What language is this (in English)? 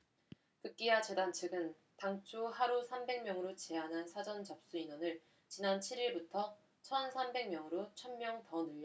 Korean